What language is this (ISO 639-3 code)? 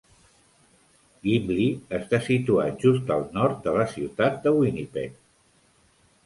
cat